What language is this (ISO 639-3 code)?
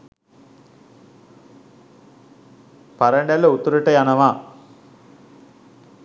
sin